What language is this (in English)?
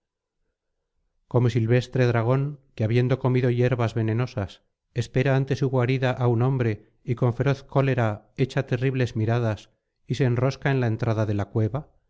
Spanish